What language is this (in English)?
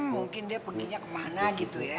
Indonesian